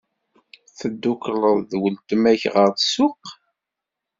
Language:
Kabyle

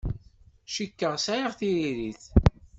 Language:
Kabyle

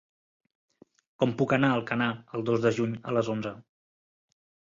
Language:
Catalan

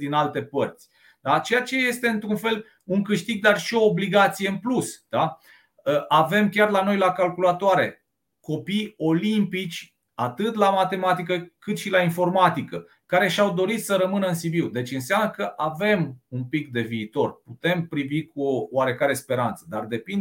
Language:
Romanian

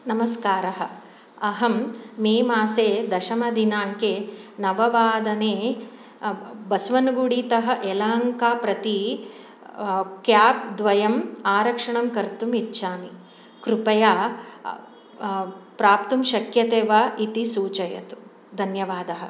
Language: Sanskrit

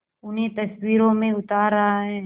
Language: Hindi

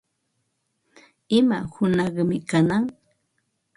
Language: Ambo-Pasco Quechua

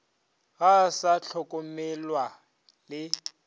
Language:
Northern Sotho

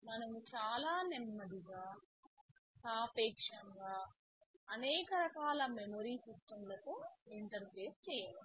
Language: Telugu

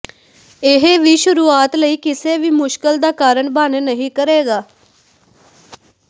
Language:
Punjabi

